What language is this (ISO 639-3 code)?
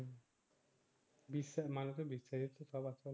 ben